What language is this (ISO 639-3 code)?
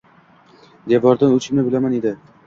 uzb